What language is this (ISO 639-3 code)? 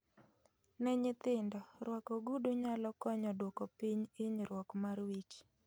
luo